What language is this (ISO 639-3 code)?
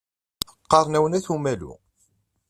kab